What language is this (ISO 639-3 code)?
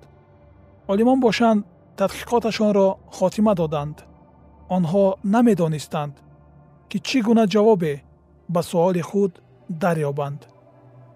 fas